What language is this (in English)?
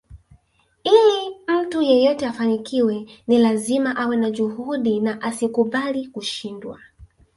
Swahili